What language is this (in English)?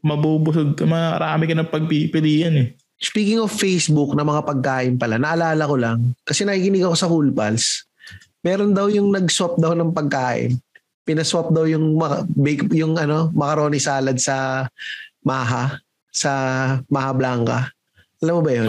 Filipino